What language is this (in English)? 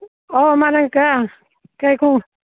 Manipuri